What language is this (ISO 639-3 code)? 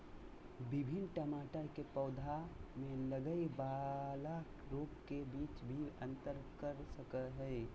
mag